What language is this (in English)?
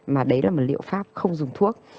Vietnamese